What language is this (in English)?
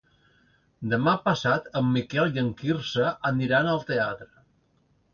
Catalan